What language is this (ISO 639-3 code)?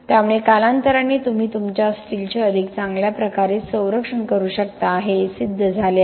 mar